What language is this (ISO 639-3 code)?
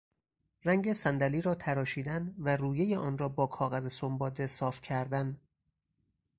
fas